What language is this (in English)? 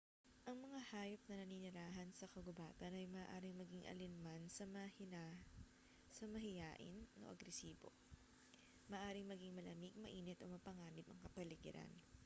Filipino